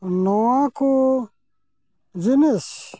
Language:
Santali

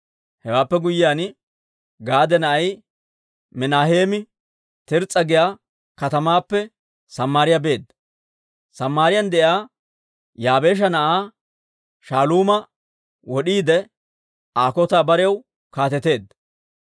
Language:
Dawro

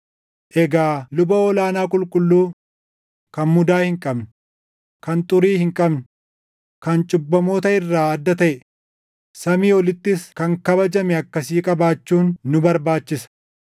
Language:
Oromo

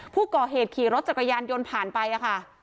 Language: Thai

